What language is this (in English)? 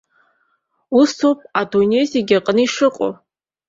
Abkhazian